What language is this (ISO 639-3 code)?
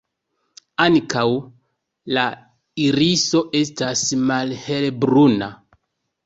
epo